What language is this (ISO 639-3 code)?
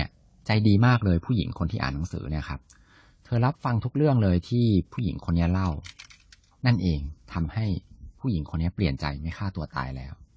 tha